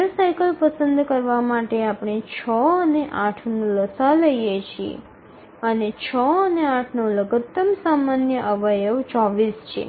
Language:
Gujarati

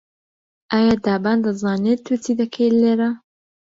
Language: Central Kurdish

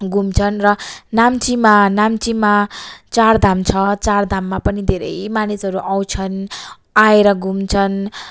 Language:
Nepali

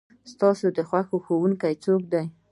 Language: Pashto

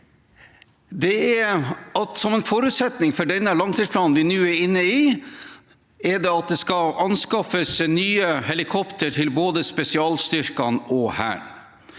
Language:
Norwegian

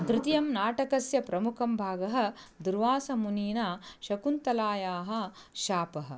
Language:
Sanskrit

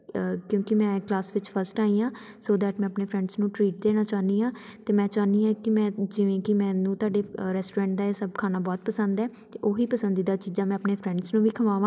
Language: Punjabi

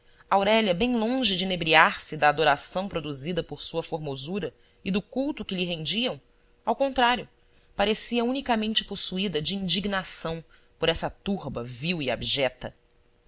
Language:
Portuguese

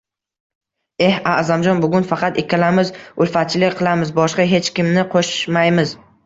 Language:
Uzbek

